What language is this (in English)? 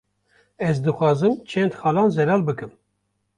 Kurdish